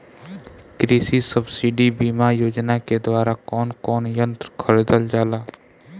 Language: Bhojpuri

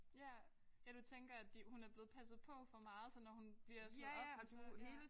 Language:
Danish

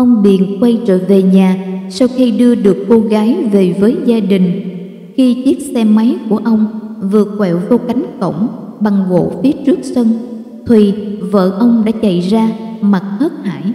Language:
Vietnamese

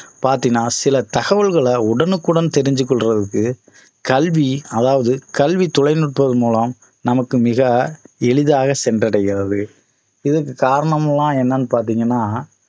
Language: Tamil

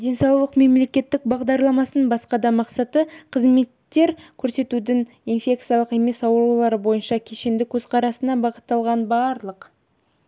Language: Kazakh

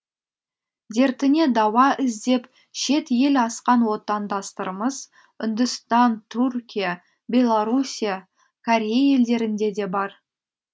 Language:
Kazakh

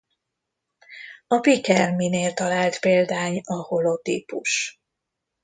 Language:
Hungarian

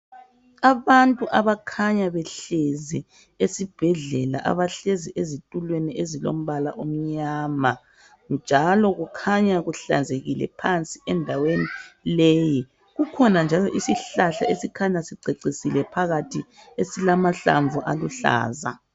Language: North Ndebele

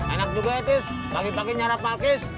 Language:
Indonesian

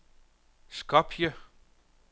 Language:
Danish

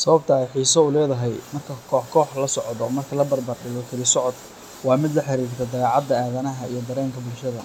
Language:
Somali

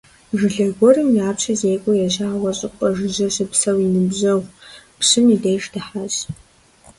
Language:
Kabardian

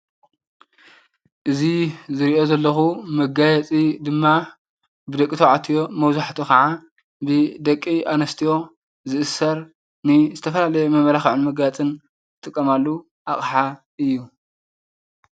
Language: Tigrinya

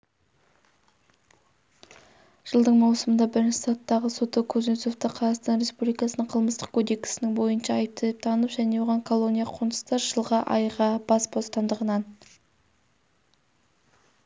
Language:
Kazakh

